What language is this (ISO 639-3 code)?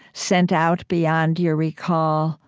eng